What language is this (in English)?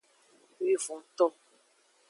Aja (Benin)